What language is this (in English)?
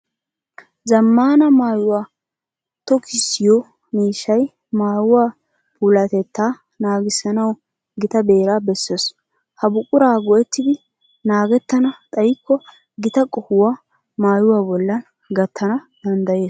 Wolaytta